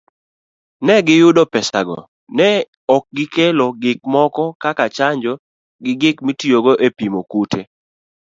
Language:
Luo (Kenya and Tanzania)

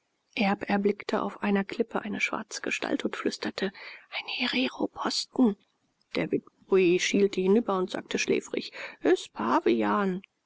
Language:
German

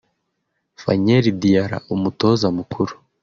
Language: Kinyarwanda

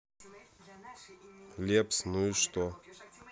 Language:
Russian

